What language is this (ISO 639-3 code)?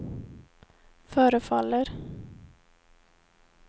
swe